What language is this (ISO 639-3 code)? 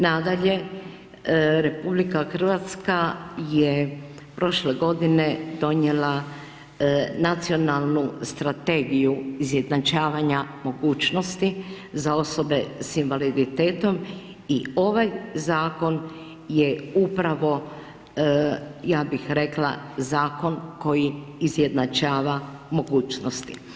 hrv